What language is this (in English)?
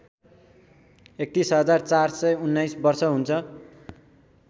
Nepali